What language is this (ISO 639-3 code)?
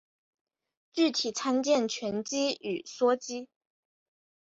zho